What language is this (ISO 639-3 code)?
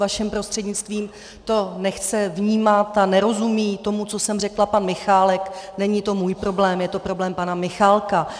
ces